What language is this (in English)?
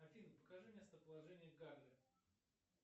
Russian